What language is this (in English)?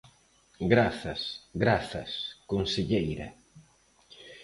Galician